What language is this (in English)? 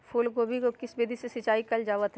Magahi